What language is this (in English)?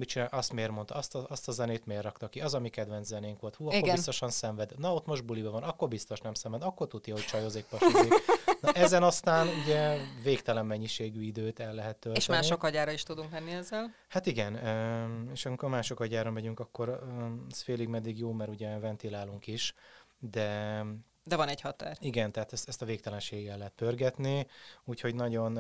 Hungarian